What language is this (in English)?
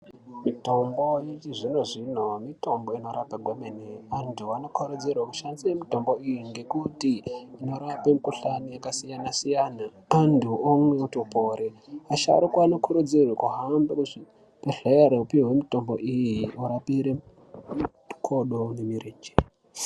Ndau